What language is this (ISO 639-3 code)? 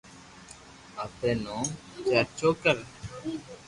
lrk